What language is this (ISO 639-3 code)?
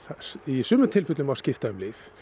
isl